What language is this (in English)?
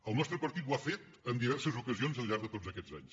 Catalan